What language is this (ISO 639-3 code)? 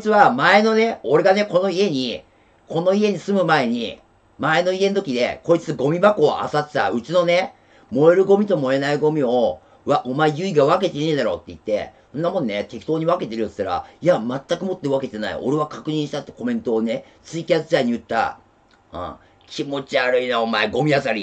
jpn